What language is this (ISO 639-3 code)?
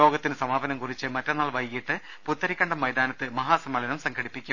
mal